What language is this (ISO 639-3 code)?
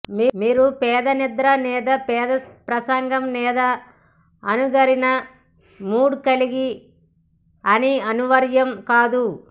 tel